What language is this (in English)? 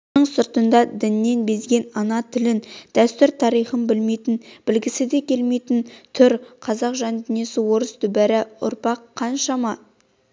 Kazakh